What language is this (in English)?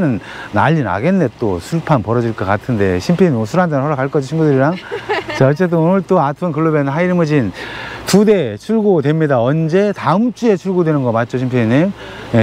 Korean